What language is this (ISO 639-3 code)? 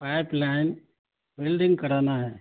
urd